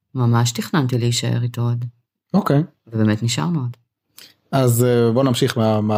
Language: Hebrew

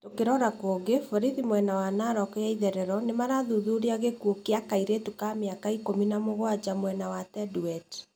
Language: Kikuyu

